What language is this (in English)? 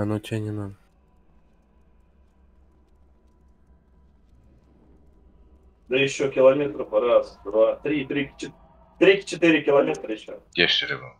Russian